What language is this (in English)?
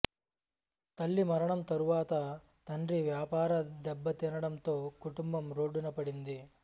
Telugu